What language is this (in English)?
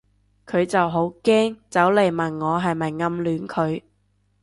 Cantonese